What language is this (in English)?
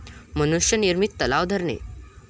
Marathi